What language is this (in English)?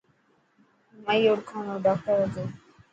Dhatki